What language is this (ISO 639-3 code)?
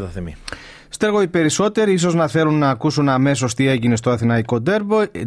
ell